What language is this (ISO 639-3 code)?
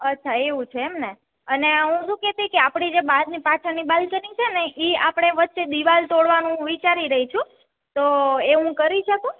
guj